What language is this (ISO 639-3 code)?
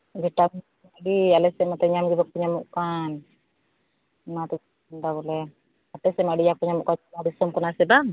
sat